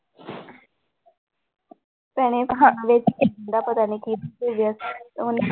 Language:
Punjabi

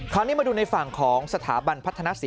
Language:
Thai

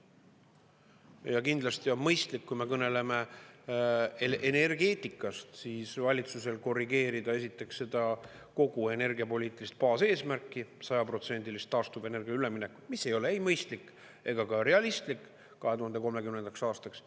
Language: Estonian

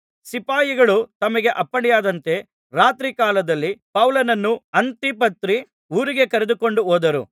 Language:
Kannada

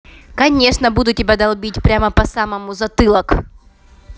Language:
Russian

